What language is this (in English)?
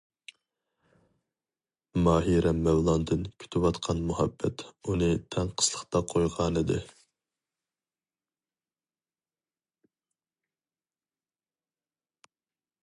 Uyghur